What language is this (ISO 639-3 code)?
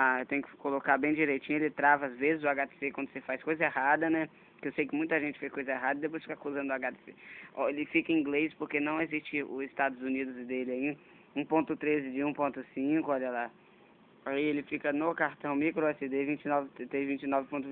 por